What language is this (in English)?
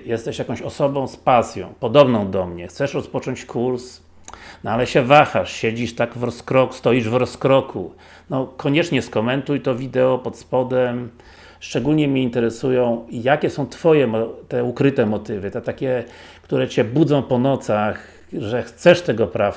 Polish